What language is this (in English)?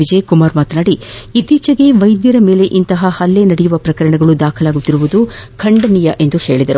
Kannada